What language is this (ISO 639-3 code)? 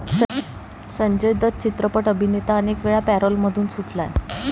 mar